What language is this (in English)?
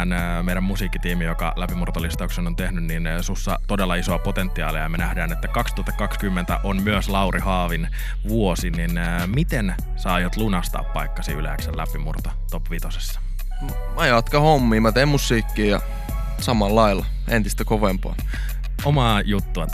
Finnish